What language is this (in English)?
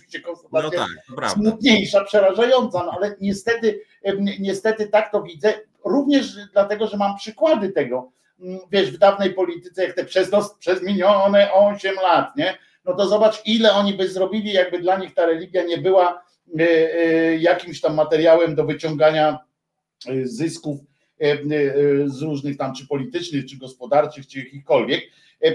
Polish